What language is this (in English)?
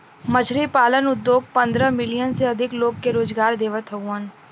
Bhojpuri